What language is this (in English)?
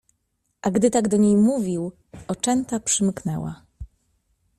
Polish